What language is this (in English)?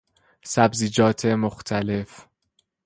Persian